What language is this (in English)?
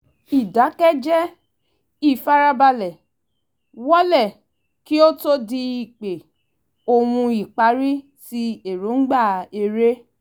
Yoruba